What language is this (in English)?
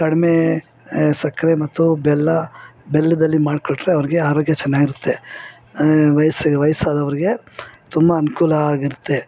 Kannada